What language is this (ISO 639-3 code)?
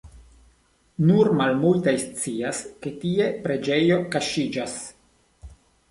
epo